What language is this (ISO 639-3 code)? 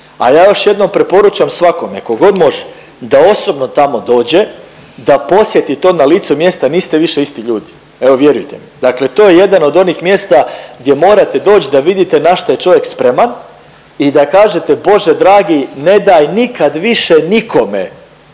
hrv